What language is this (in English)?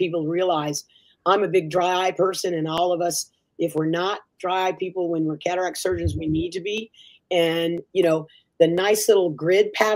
English